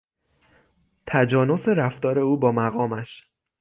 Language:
Persian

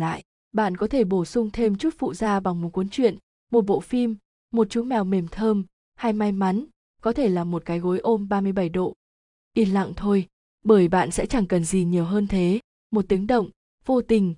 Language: Vietnamese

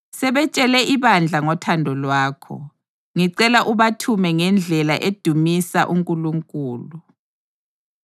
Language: North Ndebele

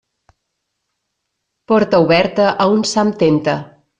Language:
Catalan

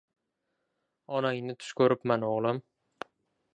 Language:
Uzbek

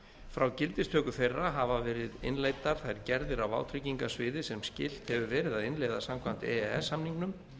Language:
Icelandic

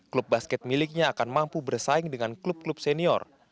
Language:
Indonesian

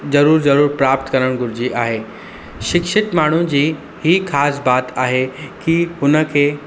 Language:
Sindhi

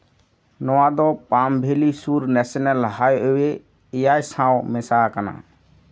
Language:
Santali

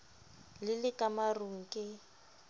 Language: Southern Sotho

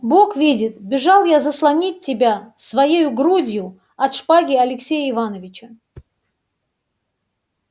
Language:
Russian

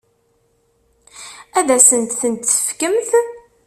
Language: Kabyle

